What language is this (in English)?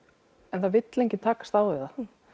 Icelandic